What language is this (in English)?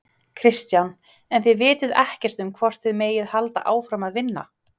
Icelandic